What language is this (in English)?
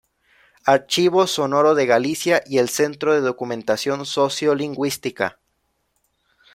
Spanish